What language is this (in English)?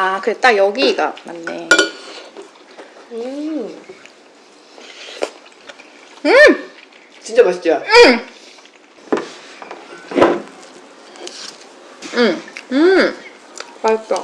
Korean